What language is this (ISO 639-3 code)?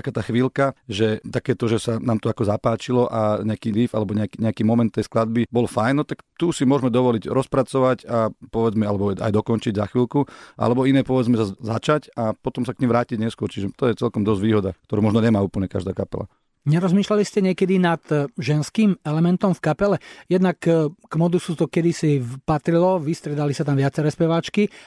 slk